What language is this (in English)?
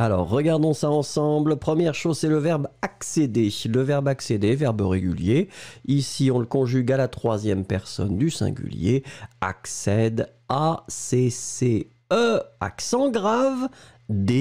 French